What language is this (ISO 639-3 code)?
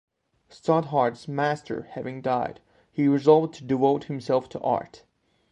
eng